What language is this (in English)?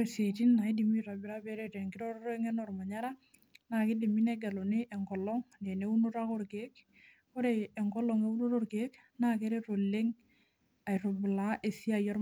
Masai